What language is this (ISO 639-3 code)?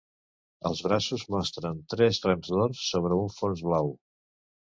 cat